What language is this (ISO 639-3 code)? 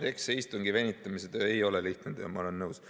est